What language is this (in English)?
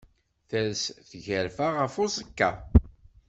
Kabyle